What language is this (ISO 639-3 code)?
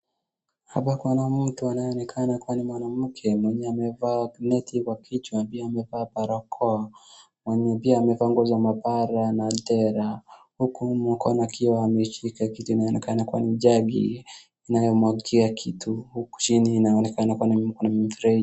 swa